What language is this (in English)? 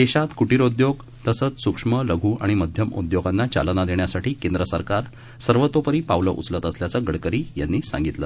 Marathi